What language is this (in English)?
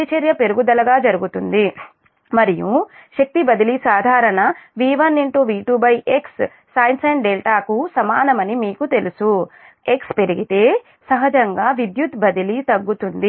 Telugu